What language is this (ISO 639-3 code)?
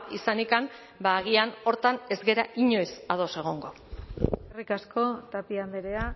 eus